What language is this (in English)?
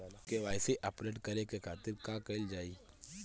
Bhojpuri